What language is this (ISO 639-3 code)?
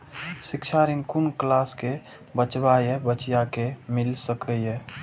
mai